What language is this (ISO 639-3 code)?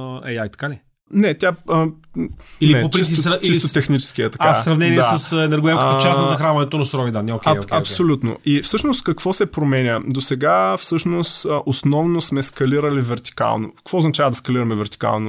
bul